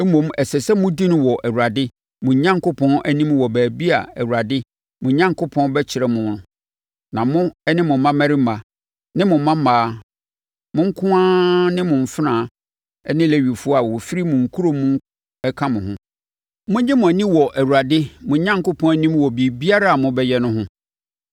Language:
Akan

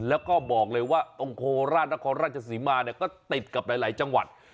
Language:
Thai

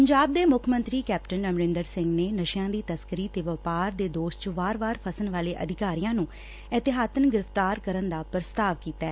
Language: Punjabi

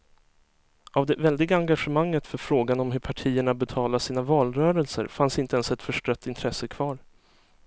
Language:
Swedish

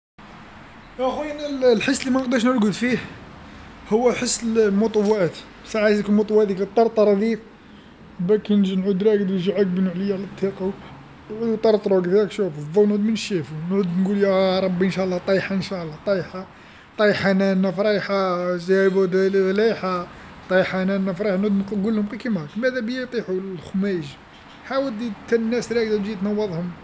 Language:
Algerian Arabic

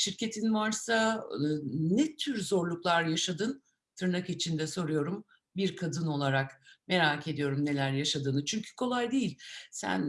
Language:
Turkish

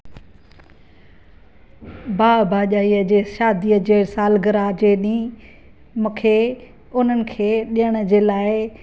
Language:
Sindhi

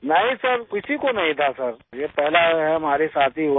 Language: Hindi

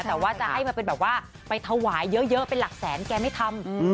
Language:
Thai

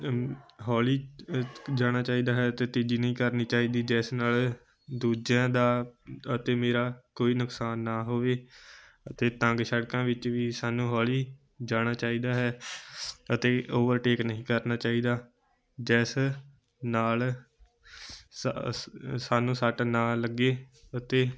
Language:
Punjabi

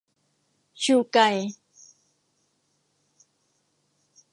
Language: Thai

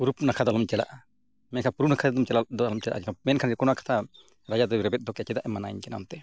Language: Santali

